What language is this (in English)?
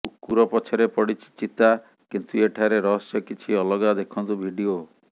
Odia